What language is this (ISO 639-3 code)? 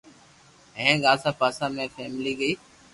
lrk